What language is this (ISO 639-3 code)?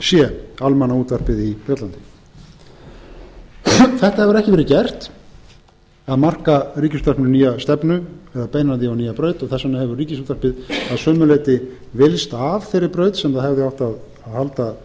isl